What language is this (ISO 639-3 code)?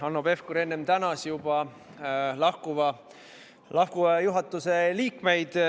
est